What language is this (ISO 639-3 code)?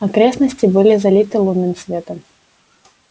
rus